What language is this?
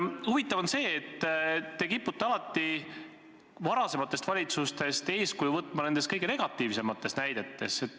Estonian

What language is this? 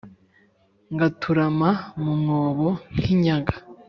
Kinyarwanda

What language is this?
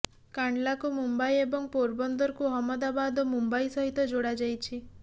Odia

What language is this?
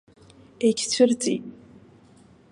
Abkhazian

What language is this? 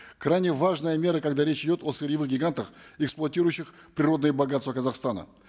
Kazakh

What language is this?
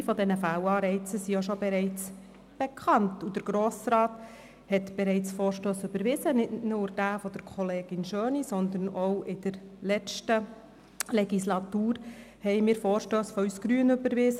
Swiss German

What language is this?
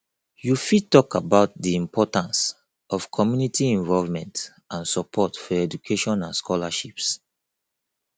Nigerian Pidgin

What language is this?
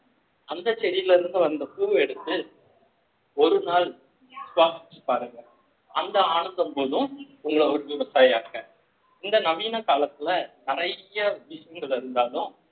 Tamil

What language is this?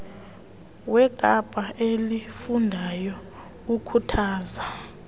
Xhosa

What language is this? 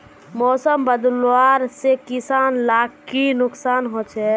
Magahi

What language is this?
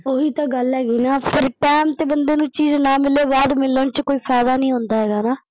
Punjabi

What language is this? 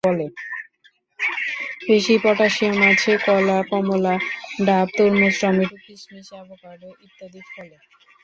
Bangla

